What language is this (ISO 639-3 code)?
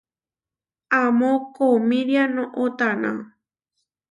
var